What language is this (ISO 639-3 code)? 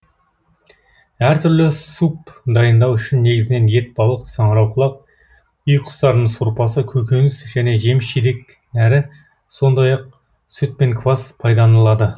kaz